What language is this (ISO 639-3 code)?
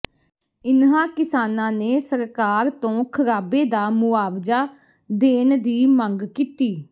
pan